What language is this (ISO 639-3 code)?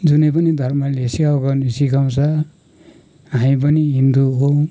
nep